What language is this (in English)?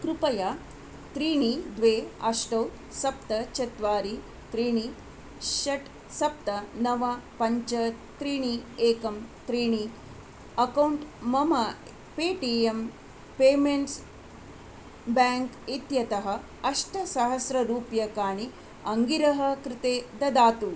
Sanskrit